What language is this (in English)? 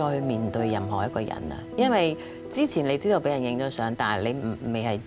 Chinese